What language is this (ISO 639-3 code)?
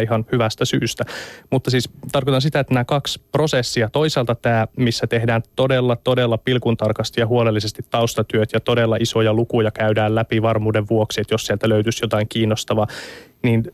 fin